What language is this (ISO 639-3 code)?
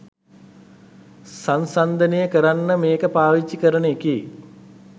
sin